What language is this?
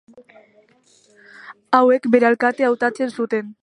Basque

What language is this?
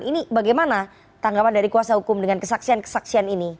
Indonesian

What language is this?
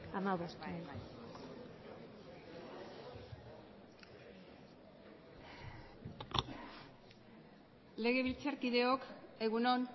Basque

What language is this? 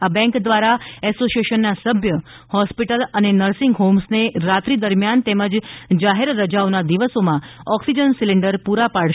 Gujarati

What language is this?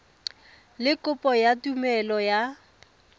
Tswana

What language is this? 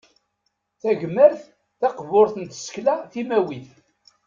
Kabyle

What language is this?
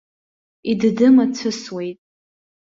Abkhazian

